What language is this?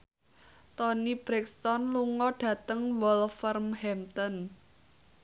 Javanese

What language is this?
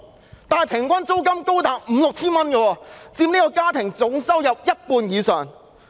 Cantonese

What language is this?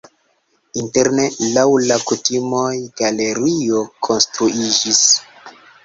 Esperanto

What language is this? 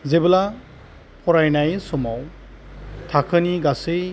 Bodo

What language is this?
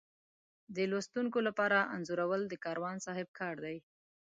Pashto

